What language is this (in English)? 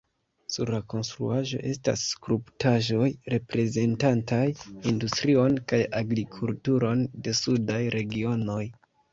Esperanto